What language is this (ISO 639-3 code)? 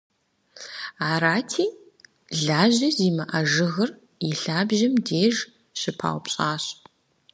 kbd